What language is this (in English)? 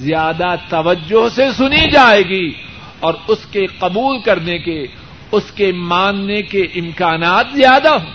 Urdu